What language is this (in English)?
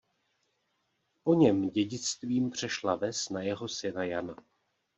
Czech